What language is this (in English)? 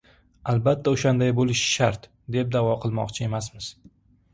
Uzbek